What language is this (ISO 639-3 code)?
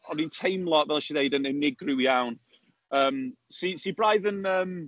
cym